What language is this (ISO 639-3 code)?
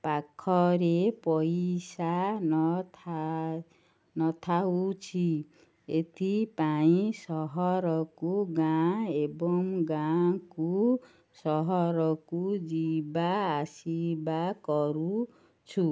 ori